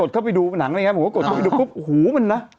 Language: Thai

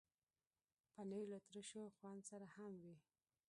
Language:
Pashto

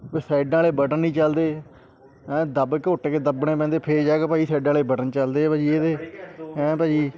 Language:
Punjabi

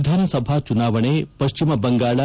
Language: Kannada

